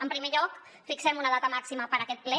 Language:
Catalan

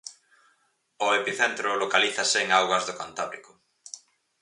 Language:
Galician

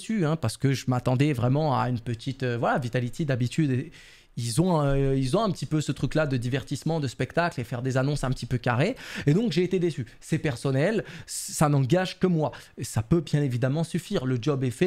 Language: French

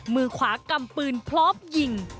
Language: Thai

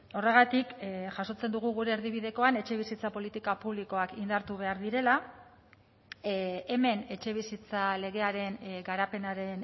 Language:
Basque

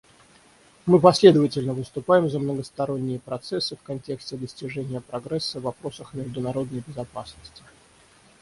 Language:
Russian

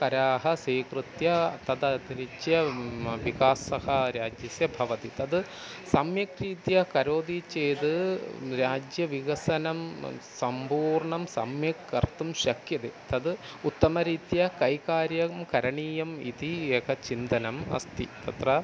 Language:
Sanskrit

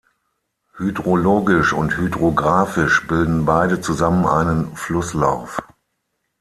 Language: German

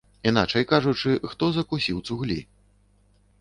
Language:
Belarusian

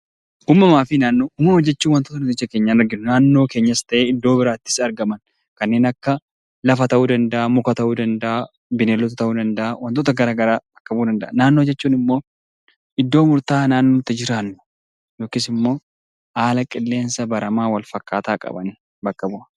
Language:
Oromo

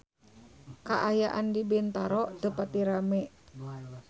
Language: Sundanese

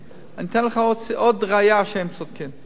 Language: Hebrew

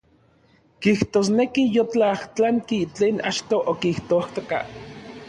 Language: Orizaba Nahuatl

